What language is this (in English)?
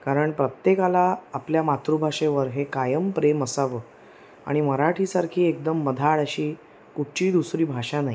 Marathi